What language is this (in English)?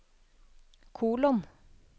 Norwegian